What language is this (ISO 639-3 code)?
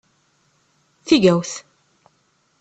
kab